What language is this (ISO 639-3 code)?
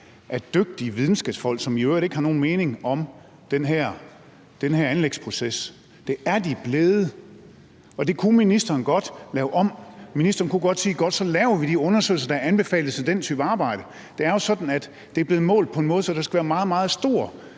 dan